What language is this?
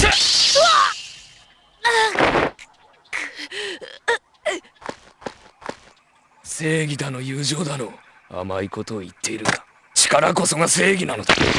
Japanese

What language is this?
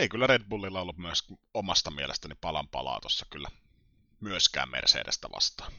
Finnish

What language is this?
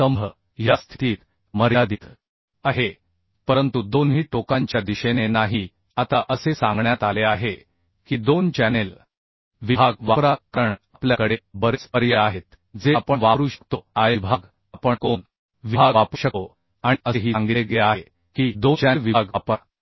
Marathi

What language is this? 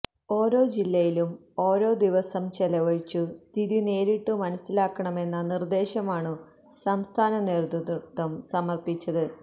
Malayalam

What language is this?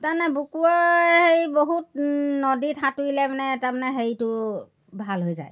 Assamese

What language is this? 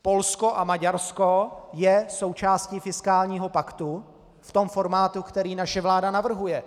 Czech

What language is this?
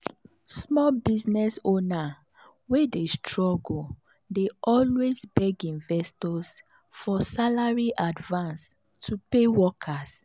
Nigerian Pidgin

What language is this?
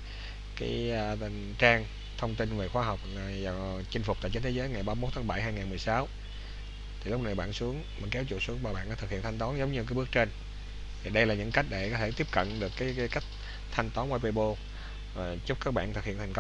Vietnamese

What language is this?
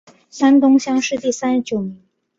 Chinese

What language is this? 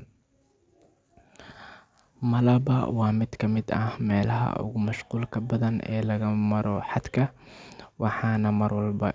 Somali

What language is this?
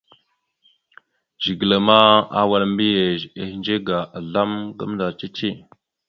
Mada (Cameroon)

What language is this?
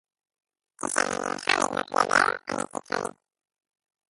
Hebrew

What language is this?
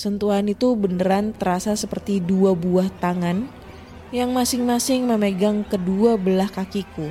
Indonesian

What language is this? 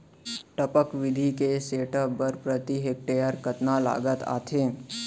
Chhattisgarhi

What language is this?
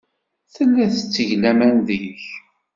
Kabyle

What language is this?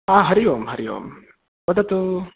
Sanskrit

